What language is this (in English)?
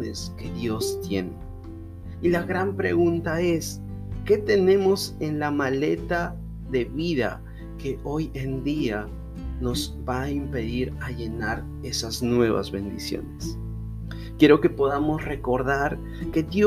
Spanish